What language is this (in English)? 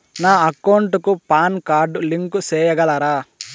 Telugu